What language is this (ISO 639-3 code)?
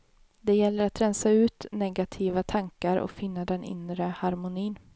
swe